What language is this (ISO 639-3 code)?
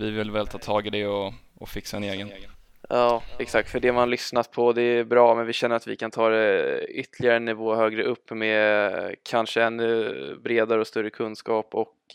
swe